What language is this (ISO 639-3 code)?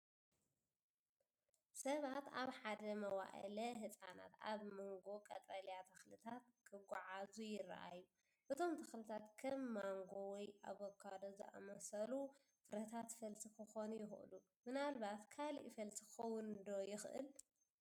tir